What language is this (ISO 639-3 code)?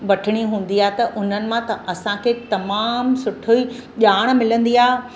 snd